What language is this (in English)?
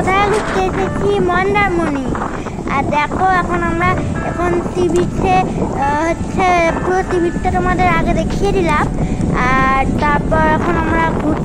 Thai